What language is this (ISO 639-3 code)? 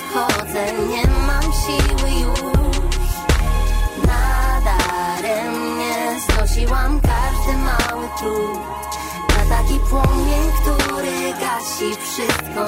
pol